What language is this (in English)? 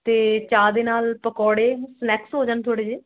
Punjabi